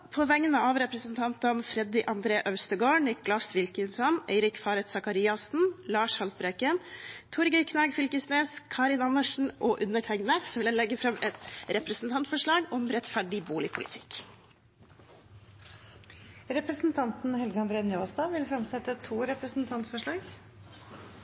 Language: Norwegian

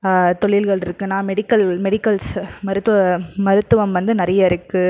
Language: Tamil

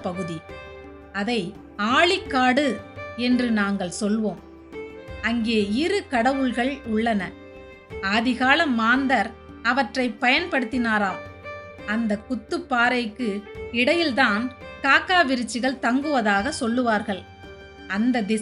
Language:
Tamil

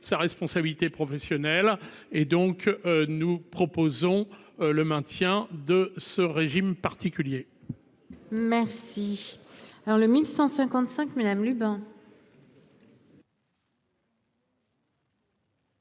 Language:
French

